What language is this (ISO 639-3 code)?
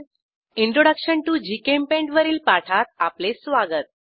mar